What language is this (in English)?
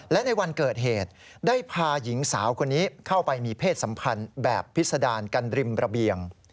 Thai